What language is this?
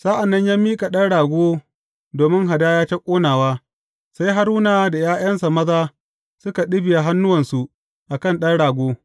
Hausa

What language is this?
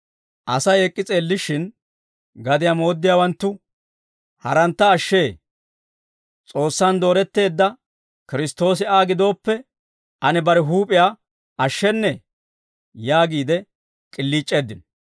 Dawro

